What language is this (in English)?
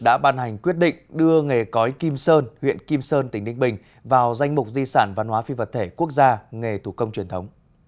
Vietnamese